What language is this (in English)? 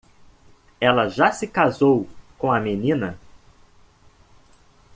Portuguese